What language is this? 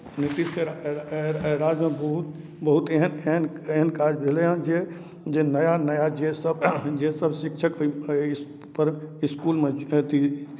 Maithili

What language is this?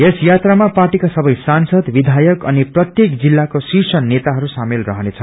Nepali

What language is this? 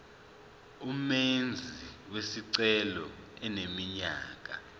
Zulu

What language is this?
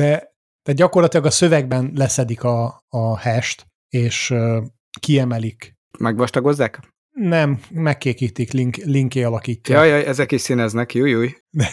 Hungarian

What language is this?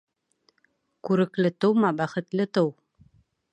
Bashkir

